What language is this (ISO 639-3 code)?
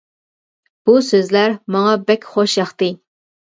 uig